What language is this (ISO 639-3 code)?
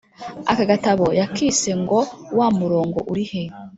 kin